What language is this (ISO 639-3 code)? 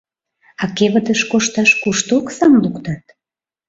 chm